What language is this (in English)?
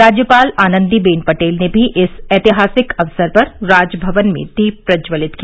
Hindi